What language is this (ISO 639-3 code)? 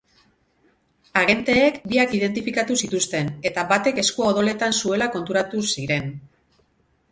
eus